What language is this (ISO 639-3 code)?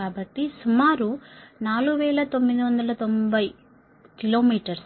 tel